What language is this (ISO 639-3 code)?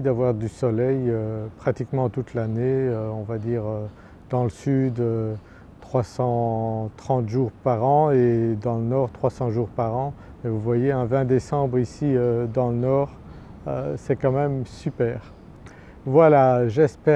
fra